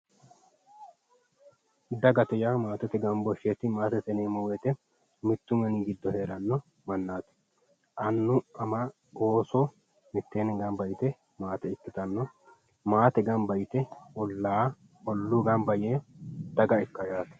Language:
Sidamo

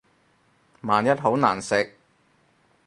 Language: Cantonese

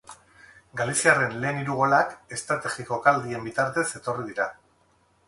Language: Basque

